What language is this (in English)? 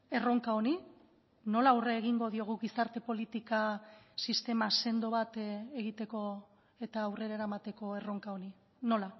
Basque